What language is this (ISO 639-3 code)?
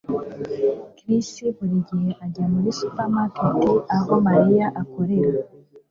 kin